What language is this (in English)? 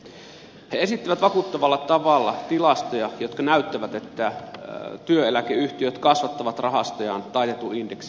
Finnish